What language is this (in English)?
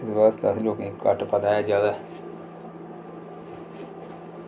Dogri